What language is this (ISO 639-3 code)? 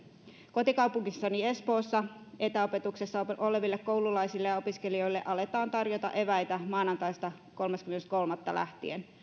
fin